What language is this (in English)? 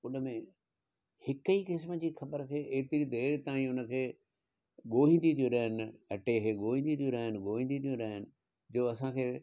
Sindhi